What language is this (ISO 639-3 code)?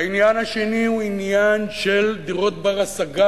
heb